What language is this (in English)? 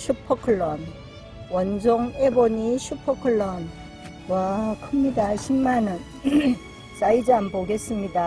Korean